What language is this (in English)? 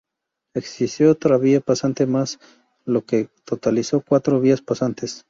Spanish